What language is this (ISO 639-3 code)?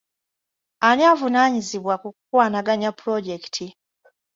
lug